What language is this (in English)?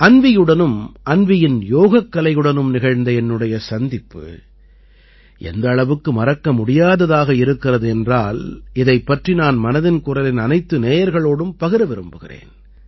Tamil